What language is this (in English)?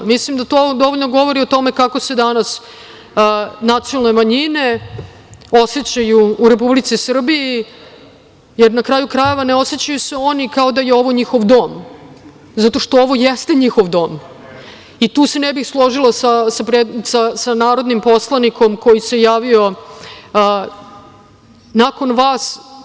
Serbian